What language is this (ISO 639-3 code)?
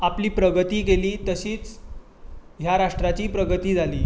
kok